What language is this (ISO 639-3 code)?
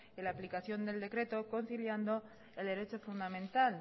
spa